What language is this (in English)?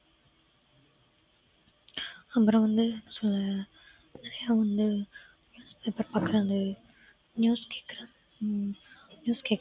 Tamil